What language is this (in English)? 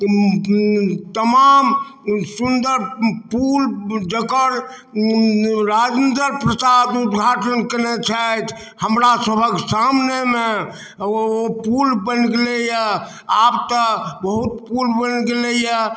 Maithili